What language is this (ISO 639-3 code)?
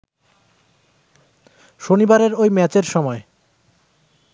ben